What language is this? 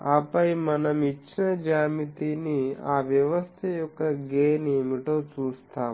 Telugu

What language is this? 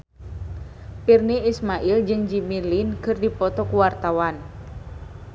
Sundanese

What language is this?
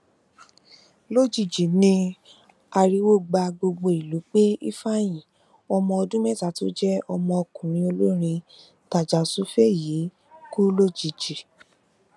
Yoruba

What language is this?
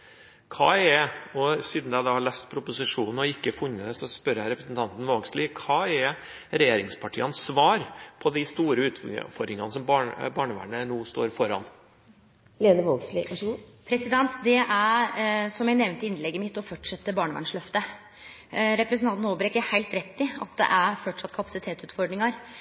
Norwegian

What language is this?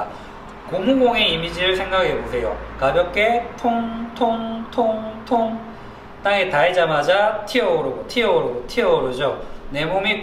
Korean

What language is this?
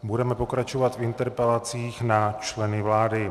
Czech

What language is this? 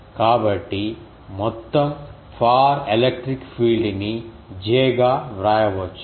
Telugu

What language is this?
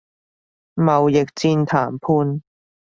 Cantonese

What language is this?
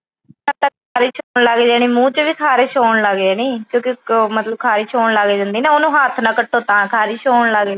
Punjabi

